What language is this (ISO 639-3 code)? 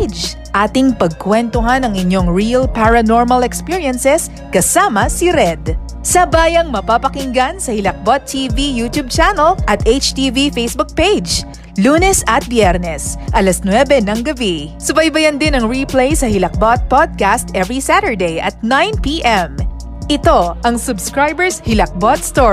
fil